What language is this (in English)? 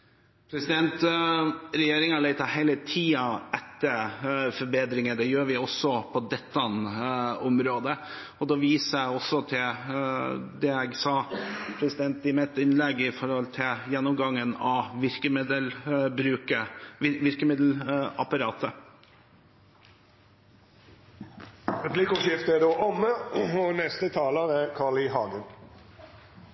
Norwegian